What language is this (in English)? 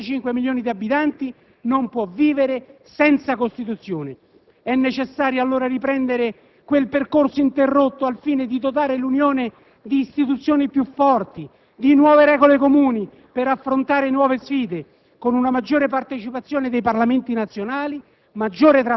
Italian